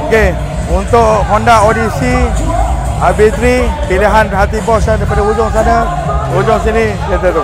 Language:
Malay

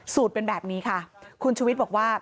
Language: Thai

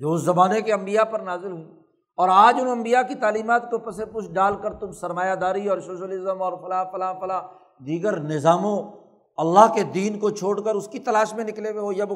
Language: Urdu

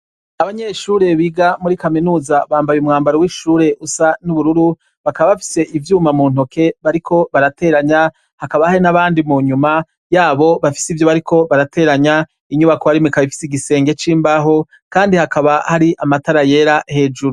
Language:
Rundi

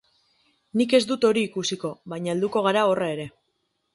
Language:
Basque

